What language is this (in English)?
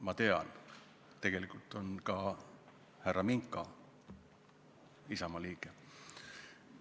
Estonian